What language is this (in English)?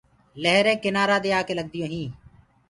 Gurgula